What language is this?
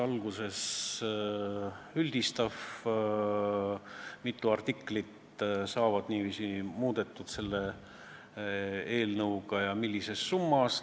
Estonian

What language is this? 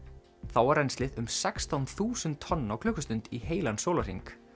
Icelandic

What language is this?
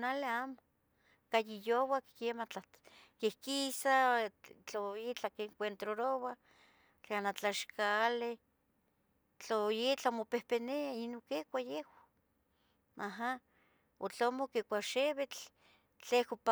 Tetelcingo Nahuatl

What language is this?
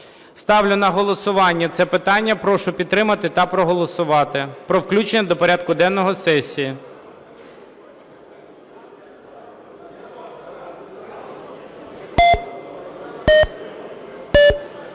Ukrainian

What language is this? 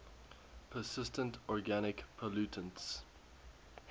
English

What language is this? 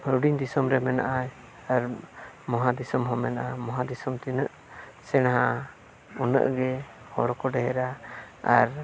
Santali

